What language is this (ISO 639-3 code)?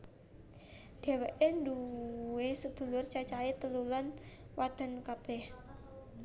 jav